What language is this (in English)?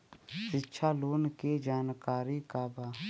Bhojpuri